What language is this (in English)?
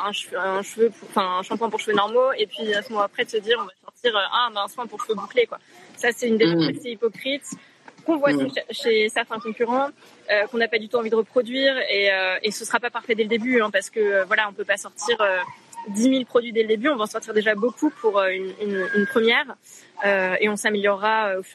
French